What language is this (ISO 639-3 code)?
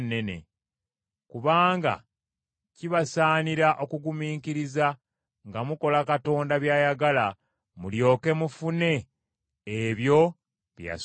lug